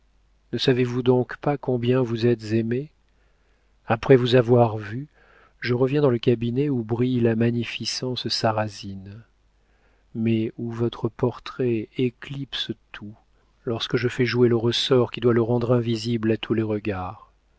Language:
French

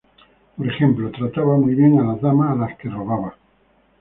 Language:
Spanish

